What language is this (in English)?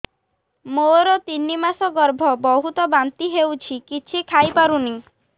Odia